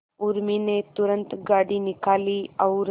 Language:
Hindi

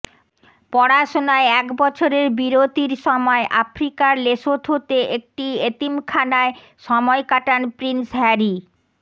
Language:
Bangla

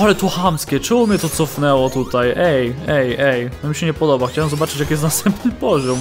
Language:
Polish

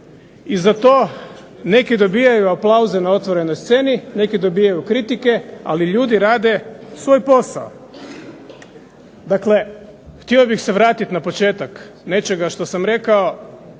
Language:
Croatian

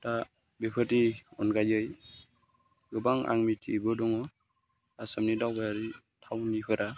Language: Bodo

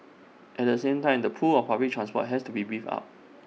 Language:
English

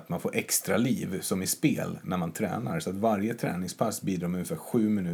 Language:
Swedish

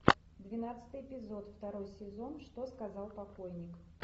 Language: Russian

